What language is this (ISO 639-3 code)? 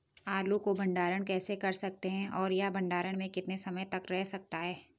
hin